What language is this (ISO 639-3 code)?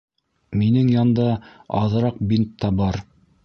bak